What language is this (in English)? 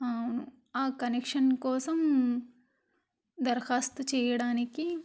Telugu